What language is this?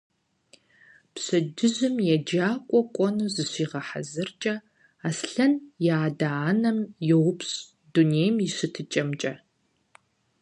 Kabardian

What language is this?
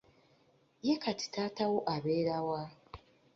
Ganda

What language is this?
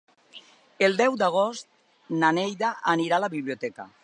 Catalan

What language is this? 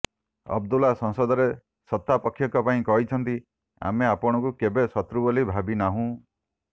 Odia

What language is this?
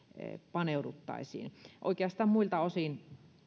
Finnish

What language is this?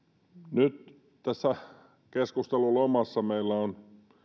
Finnish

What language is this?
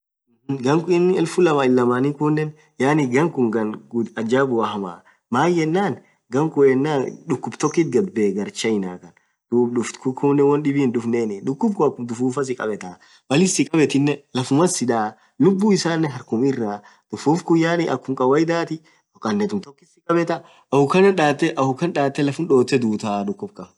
Orma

